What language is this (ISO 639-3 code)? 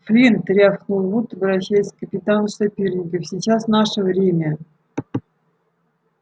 rus